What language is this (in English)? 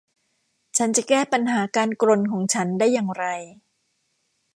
Thai